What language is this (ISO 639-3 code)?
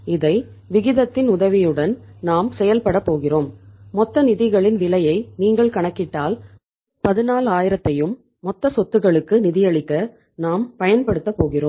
tam